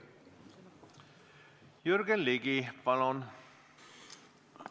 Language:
Estonian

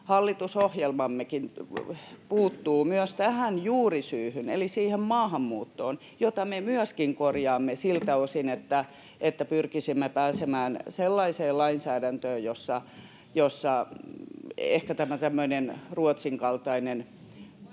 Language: Finnish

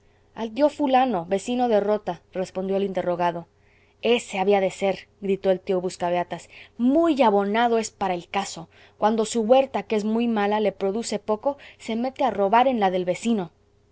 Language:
Spanish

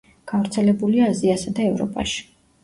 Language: Georgian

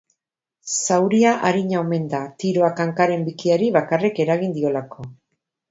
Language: Basque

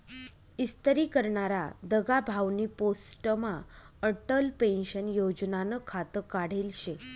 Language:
Marathi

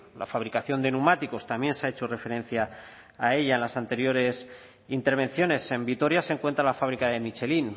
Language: Spanish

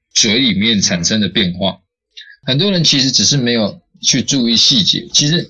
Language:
Chinese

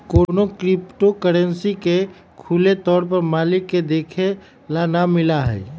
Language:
Magahi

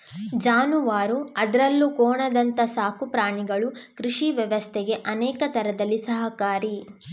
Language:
Kannada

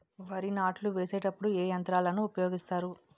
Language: Telugu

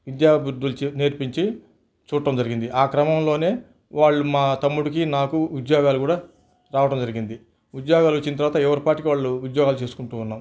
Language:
Telugu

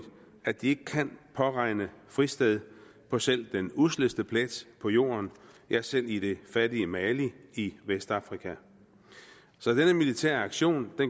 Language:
Danish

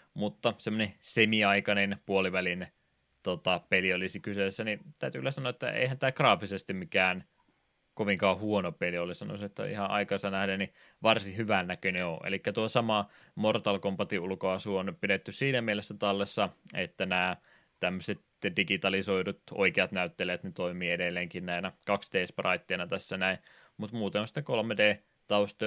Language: Finnish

